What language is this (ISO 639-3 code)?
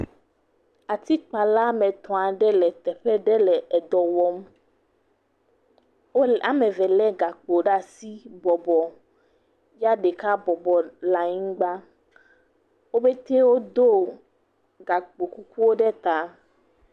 ewe